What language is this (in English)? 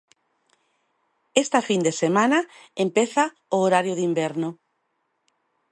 Galician